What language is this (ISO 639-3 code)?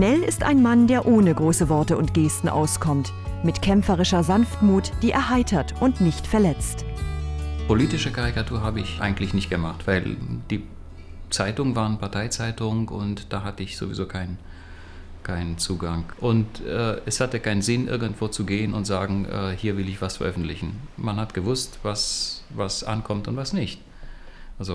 deu